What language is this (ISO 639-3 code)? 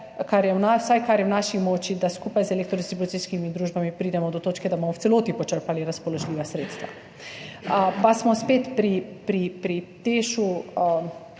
slv